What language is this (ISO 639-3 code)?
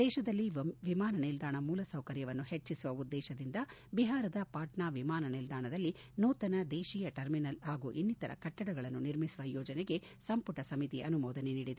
kan